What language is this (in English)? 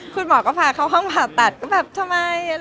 Thai